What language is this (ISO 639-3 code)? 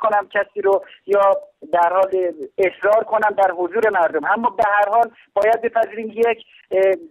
fas